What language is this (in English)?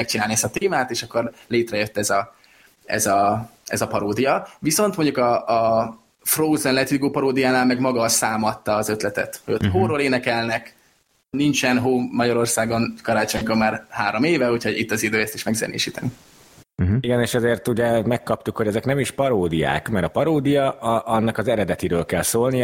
Hungarian